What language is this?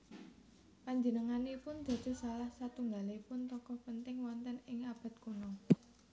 Javanese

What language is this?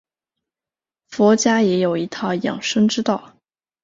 Chinese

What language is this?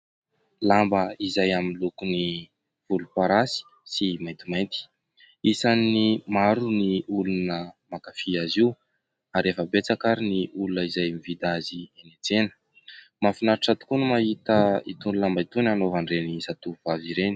Malagasy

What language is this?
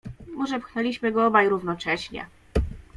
Polish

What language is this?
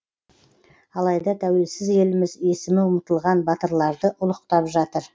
Kazakh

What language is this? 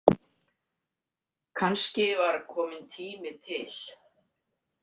Icelandic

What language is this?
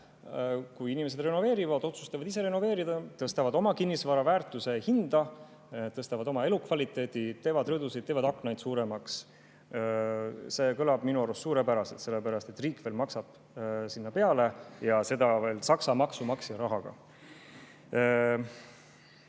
Estonian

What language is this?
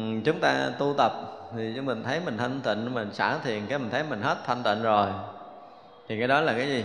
Vietnamese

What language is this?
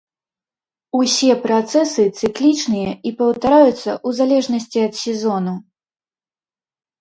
Belarusian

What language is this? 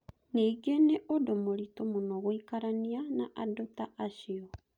Kikuyu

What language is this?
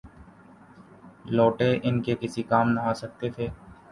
Urdu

